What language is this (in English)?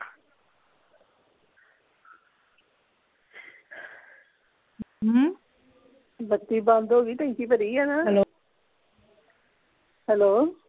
Punjabi